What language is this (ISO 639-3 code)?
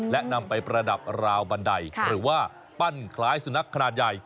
tha